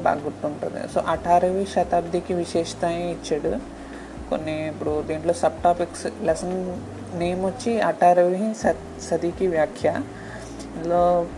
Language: Telugu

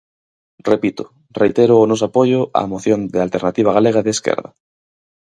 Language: Galician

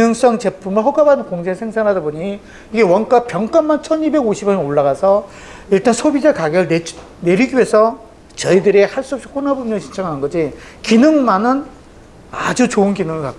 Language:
Korean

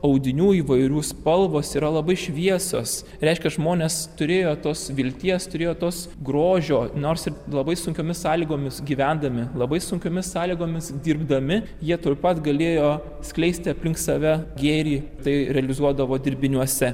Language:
Lithuanian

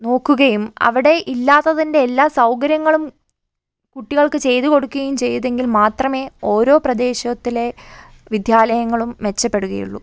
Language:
Malayalam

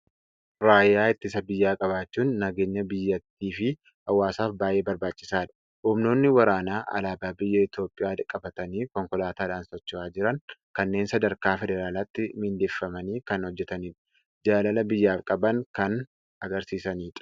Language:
Oromo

